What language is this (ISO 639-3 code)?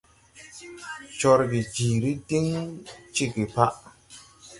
tui